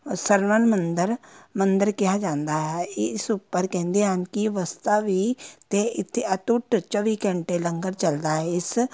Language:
Punjabi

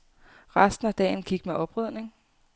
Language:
Danish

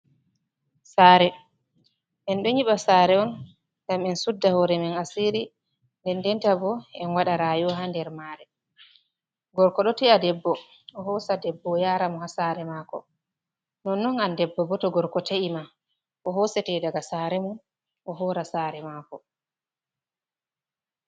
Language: Fula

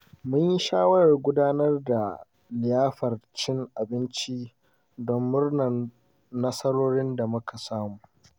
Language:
Hausa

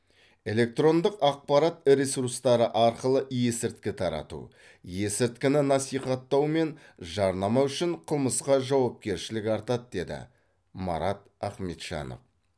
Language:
Kazakh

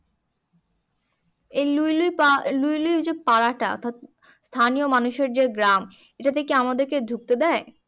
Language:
Bangla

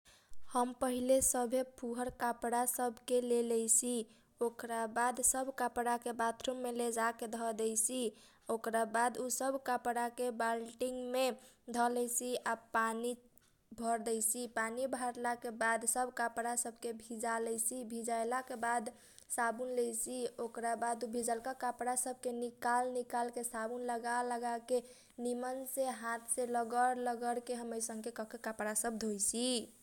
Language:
Kochila Tharu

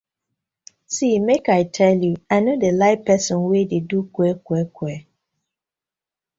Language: Nigerian Pidgin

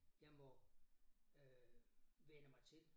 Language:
Danish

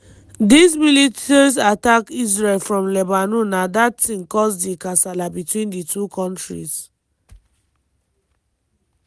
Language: Nigerian Pidgin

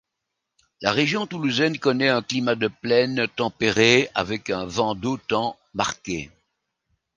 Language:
French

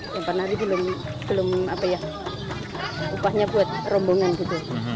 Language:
Indonesian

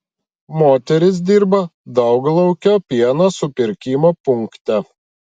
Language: Lithuanian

